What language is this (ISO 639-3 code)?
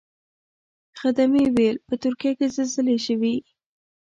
pus